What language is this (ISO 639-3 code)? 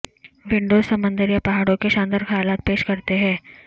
urd